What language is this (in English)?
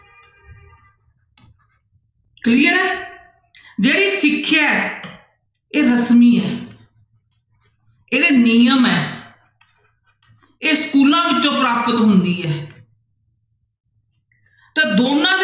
Punjabi